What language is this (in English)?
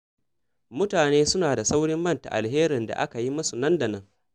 Hausa